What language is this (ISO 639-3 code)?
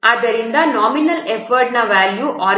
kan